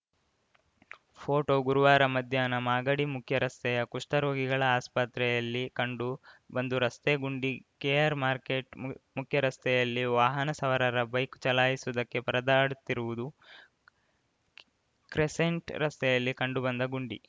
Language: Kannada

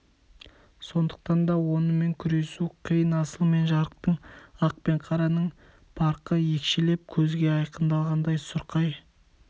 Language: Kazakh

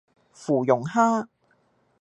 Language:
Cantonese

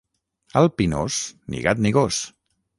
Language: Catalan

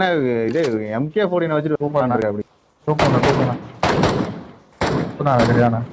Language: Tamil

